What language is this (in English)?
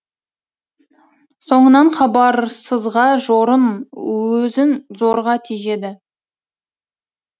Kazakh